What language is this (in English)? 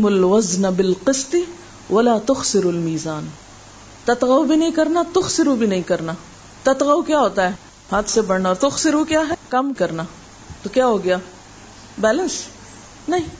Urdu